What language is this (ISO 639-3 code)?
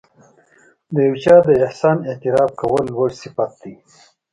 pus